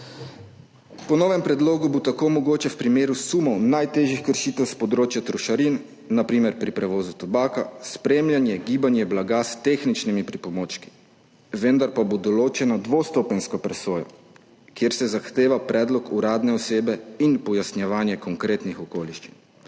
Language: Slovenian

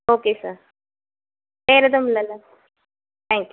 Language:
Tamil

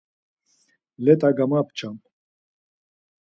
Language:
Laz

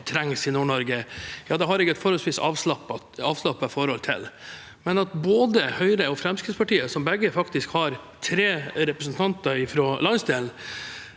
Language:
Norwegian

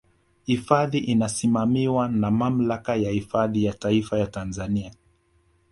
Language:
Swahili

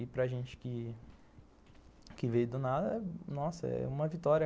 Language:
Portuguese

